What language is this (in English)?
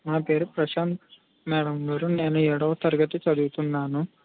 Telugu